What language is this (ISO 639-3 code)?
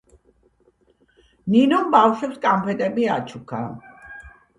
kat